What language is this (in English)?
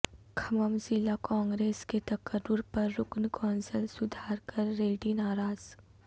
Urdu